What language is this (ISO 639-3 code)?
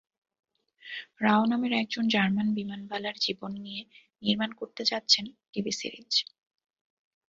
ben